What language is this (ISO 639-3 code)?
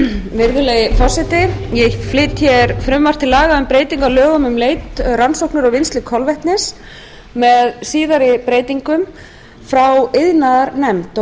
isl